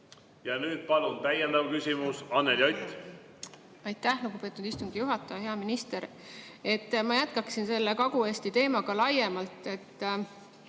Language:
Estonian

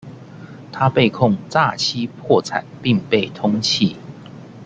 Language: Chinese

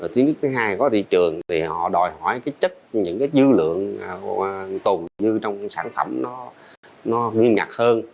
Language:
Vietnamese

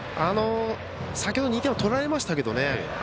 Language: Japanese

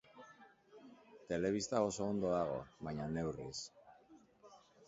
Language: Basque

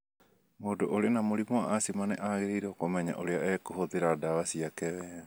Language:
Kikuyu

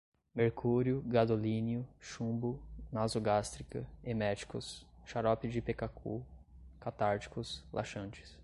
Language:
Portuguese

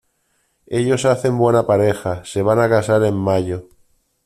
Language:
Spanish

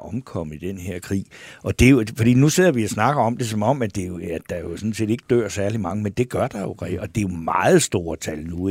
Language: Danish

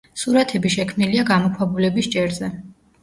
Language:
Georgian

